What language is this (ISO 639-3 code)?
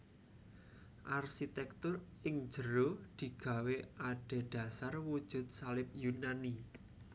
jav